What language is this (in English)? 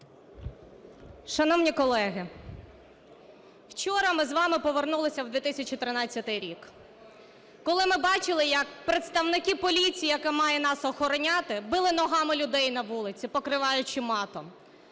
Ukrainian